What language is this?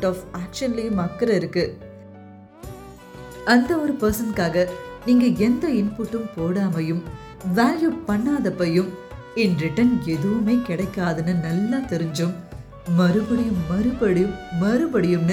Tamil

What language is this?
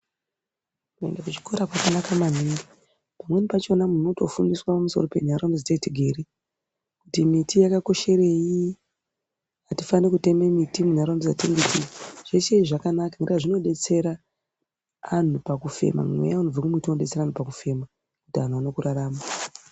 Ndau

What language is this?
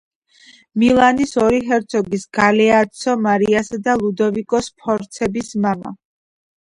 Georgian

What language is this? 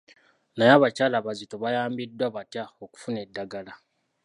Ganda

